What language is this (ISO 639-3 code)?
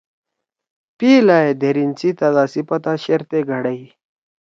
trw